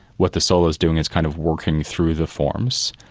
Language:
English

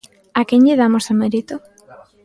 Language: Galician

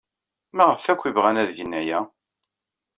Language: Kabyle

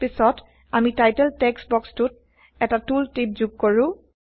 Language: Assamese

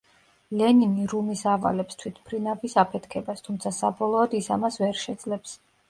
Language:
Georgian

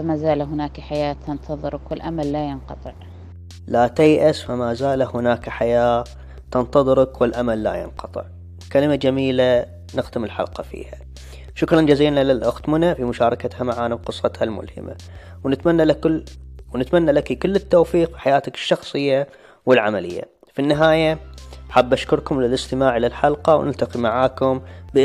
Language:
Arabic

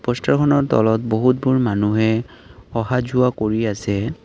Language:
Assamese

